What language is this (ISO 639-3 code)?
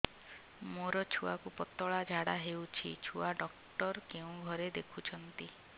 ori